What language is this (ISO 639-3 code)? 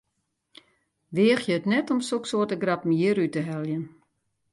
fry